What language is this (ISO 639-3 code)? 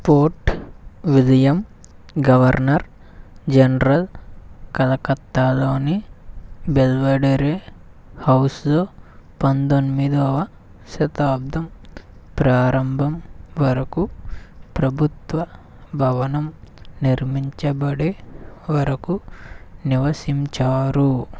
tel